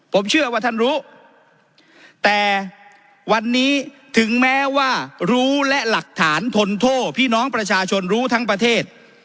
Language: Thai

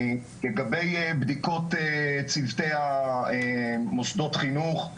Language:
Hebrew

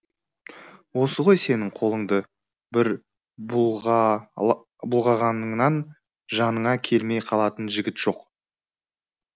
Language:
Kazakh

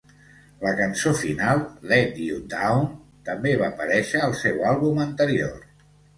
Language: Catalan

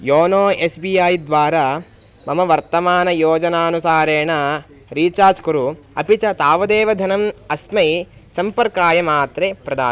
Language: Sanskrit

